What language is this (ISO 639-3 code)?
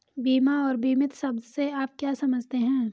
hin